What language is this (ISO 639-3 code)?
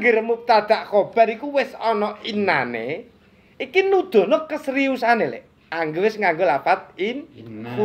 ind